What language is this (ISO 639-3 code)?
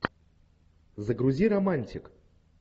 rus